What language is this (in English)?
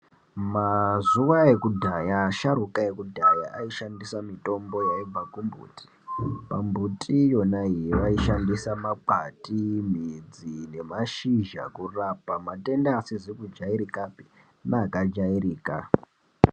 Ndau